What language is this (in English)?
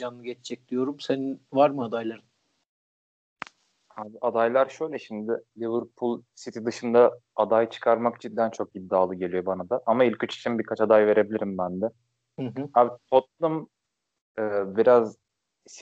Turkish